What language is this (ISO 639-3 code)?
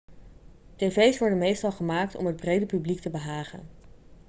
nld